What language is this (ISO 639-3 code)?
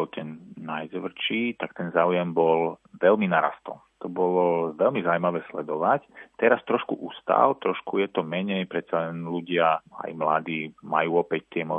slk